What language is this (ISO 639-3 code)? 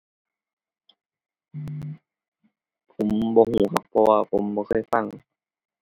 tha